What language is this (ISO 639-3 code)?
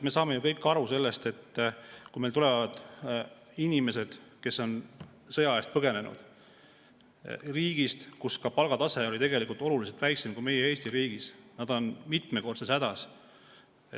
est